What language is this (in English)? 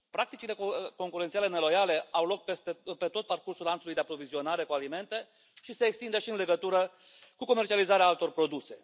Romanian